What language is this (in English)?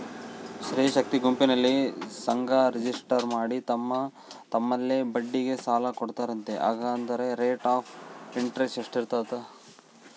Kannada